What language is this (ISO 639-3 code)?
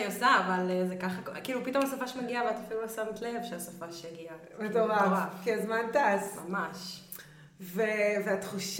heb